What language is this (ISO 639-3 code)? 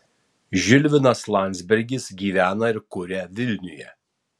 lit